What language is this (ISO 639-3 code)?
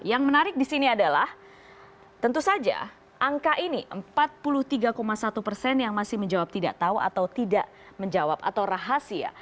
ind